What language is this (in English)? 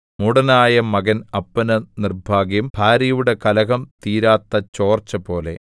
Malayalam